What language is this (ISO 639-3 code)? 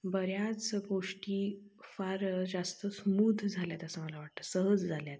mar